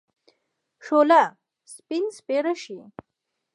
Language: Pashto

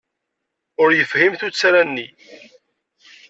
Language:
Kabyle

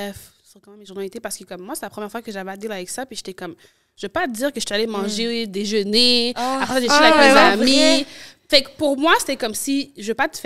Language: French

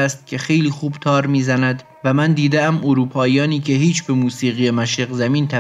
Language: Persian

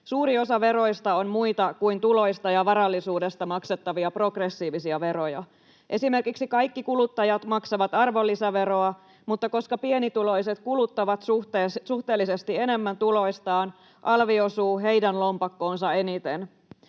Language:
Finnish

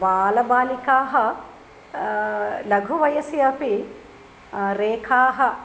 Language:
Sanskrit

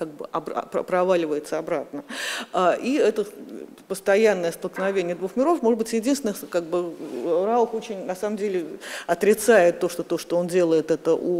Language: Russian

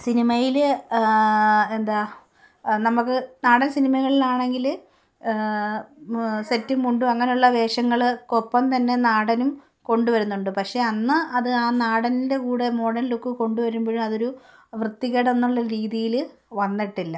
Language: Malayalam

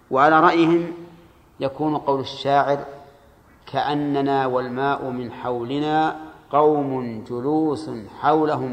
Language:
Arabic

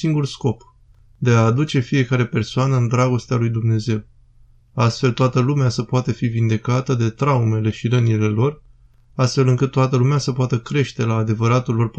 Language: Romanian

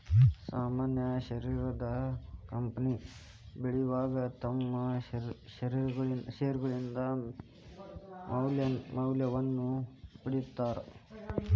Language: Kannada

